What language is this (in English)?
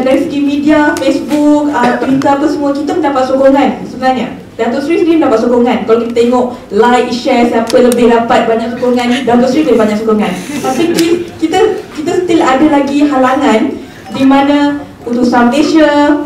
Malay